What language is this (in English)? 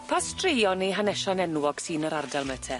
Welsh